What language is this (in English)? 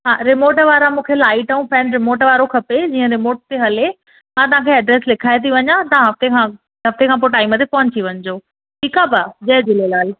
Sindhi